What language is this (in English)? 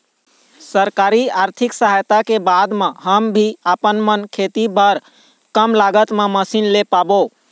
Chhattisgarhi